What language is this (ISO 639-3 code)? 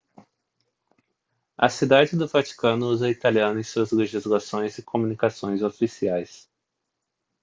por